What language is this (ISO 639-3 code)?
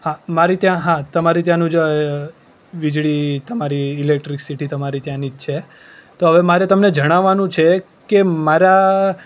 guj